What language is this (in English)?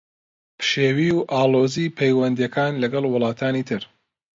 Central Kurdish